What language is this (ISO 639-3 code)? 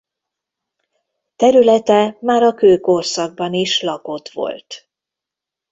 hun